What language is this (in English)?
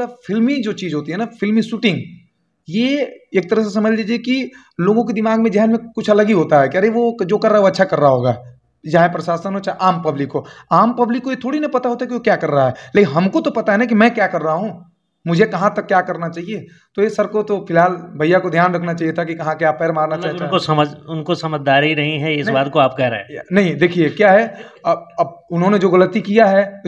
Hindi